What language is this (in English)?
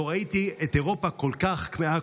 Hebrew